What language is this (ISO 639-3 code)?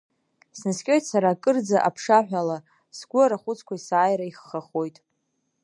abk